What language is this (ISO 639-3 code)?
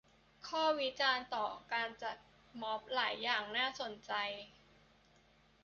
tha